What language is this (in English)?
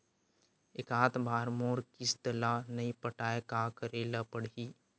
Chhattisgarhi